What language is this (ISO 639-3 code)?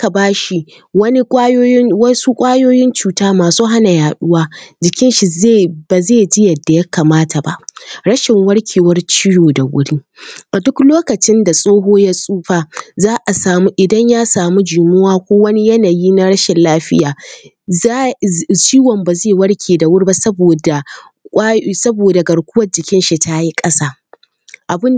hau